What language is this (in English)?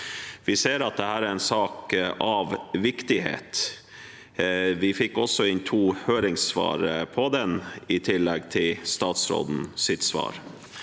Norwegian